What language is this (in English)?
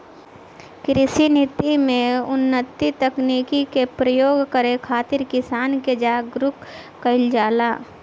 Bhojpuri